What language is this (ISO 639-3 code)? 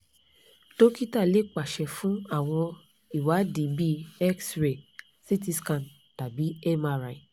yor